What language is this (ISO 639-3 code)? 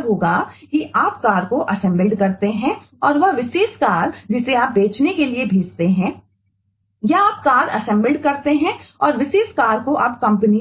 hin